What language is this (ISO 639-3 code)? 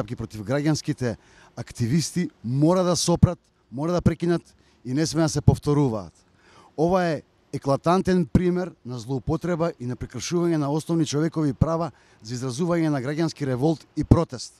mkd